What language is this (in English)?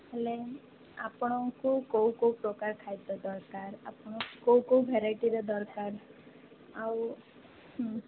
Odia